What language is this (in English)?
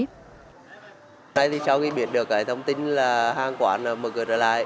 Vietnamese